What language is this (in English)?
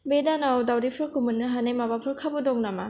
Bodo